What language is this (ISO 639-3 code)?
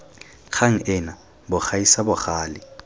tsn